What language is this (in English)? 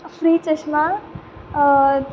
Konkani